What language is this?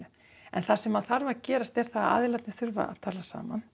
Icelandic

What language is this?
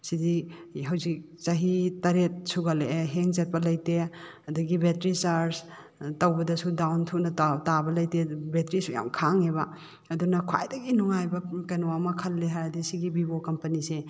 Manipuri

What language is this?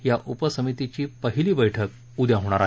Marathi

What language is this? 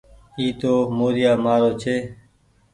Goaria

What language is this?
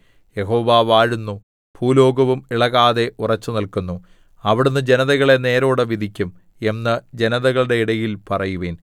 Malayalam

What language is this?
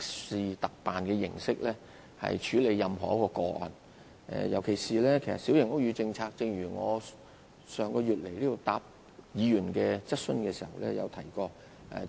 Cantonese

